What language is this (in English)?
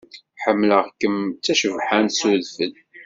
Kabyle